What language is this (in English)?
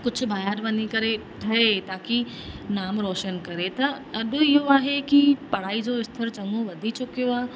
Sindhi